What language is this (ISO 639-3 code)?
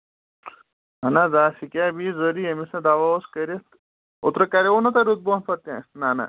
kas